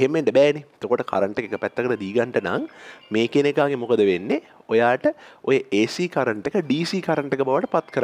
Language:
Indonesian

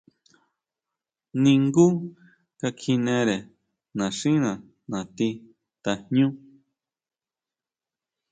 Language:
Huautla Mazatec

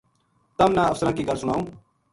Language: Gujari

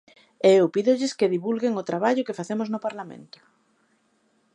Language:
Galician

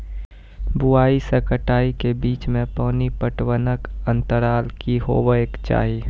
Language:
Maithili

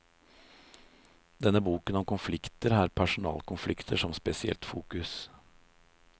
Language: Norwegian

